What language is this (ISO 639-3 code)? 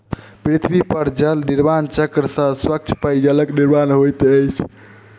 mai